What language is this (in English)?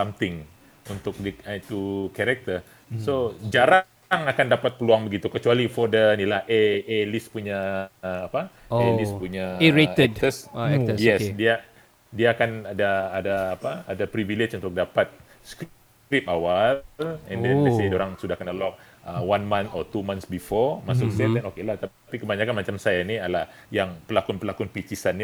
Malay